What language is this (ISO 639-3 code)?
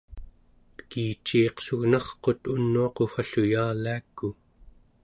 esu